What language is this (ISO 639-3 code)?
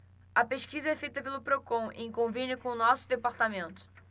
por